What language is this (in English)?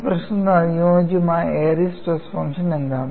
Malayalam